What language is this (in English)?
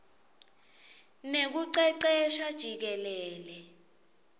Swati